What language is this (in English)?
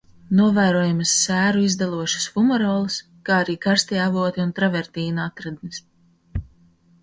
Latvian